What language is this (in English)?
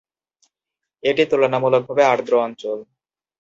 Bangla